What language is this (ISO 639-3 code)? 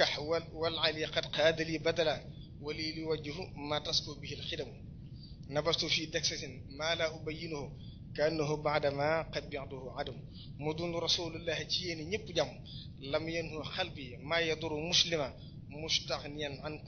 ind